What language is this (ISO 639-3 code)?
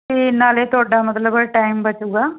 pan